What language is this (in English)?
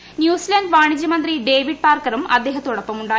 Malayalam